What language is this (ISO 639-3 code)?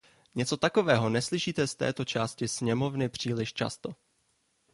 ces